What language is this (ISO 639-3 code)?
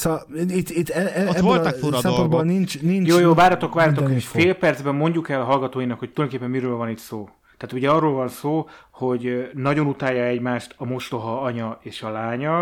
hun